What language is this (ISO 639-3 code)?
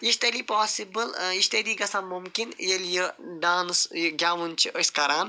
kas